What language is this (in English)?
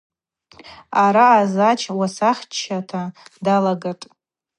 Abaza